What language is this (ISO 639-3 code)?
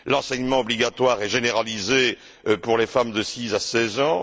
fra